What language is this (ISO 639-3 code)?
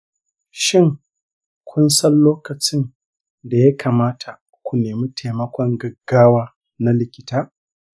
hau